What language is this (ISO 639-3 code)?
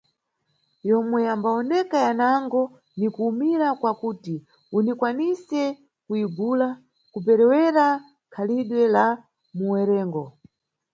nyu